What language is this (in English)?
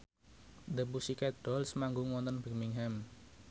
Javanese